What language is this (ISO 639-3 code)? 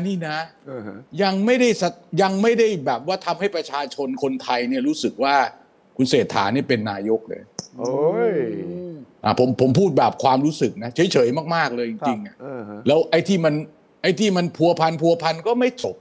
tha